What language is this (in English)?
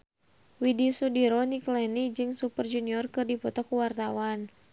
Sundanese